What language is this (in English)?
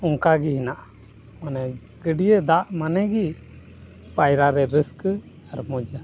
Santali